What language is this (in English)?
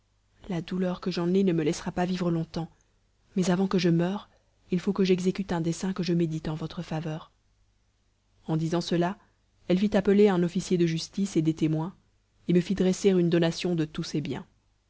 French